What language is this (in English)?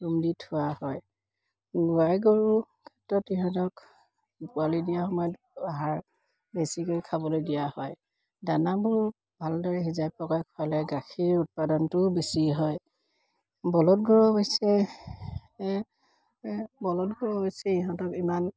Assamese